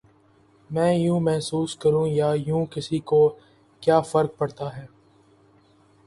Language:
Urdu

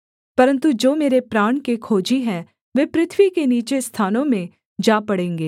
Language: Hindi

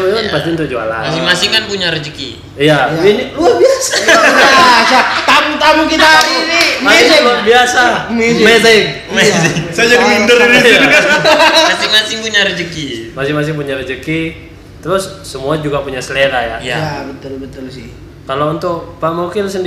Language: Indonesian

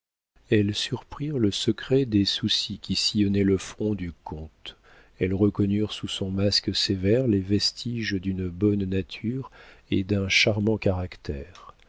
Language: French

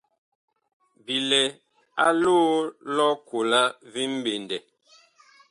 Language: Bakoko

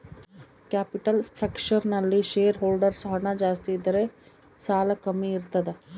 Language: Kannada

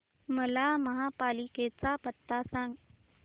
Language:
Marathi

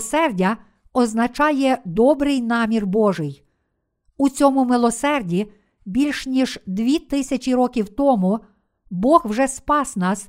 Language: Ukrainian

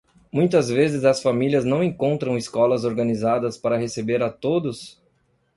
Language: Portuguese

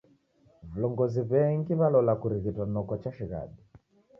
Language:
Taita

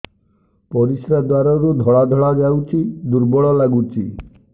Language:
Odia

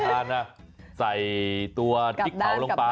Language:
Thai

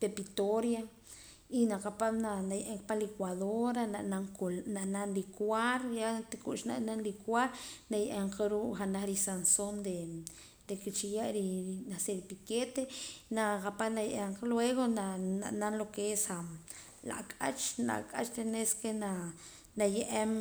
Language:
Poqomam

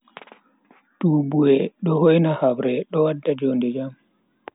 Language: Bagirmi Fulfulde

